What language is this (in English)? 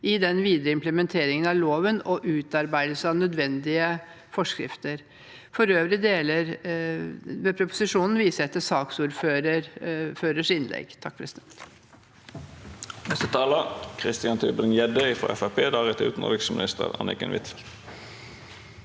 Norwegian